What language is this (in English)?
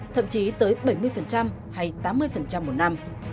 Vietnamese